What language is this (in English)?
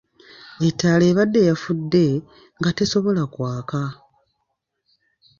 Ganda